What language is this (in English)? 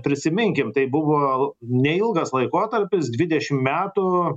Lithuanian